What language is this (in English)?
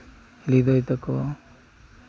Santali